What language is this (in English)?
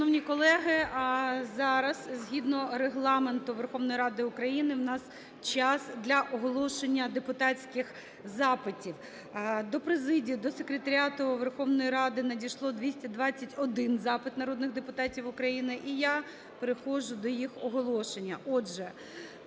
Ukrainian